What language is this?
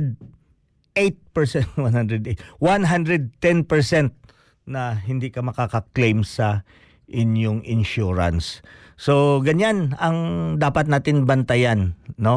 Filipino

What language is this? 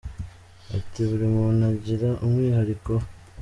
Kinyarwanda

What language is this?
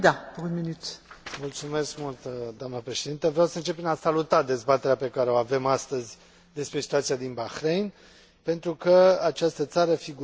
Romanian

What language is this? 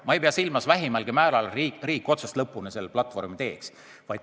Estonian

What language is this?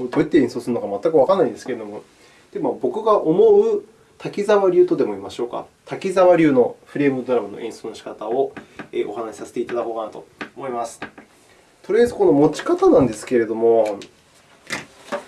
Japanese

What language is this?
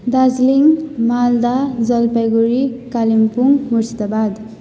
Nepali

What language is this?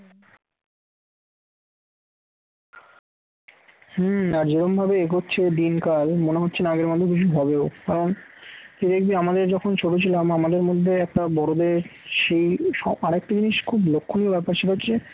Bangla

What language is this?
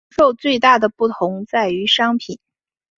Chinese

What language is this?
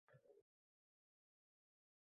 Uzbek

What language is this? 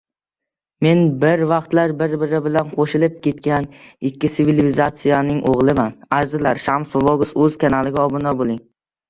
Uzbek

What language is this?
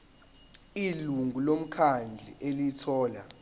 Zulu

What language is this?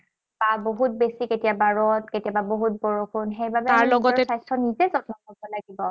Assamese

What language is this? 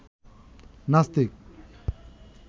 Bangla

